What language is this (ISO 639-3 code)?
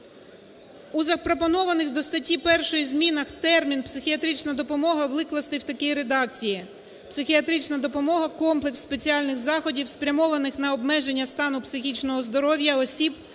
ukr